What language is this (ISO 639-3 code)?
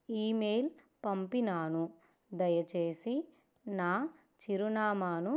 tel